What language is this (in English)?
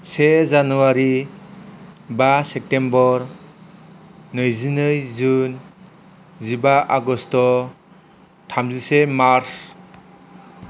Bodo